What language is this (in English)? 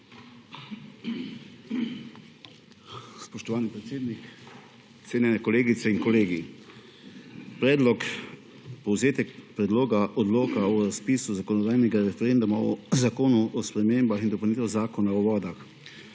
Slovenian